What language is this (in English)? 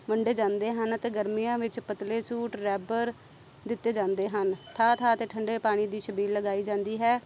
Punjabi